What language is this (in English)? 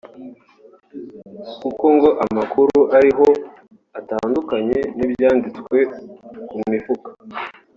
Kinyarwanda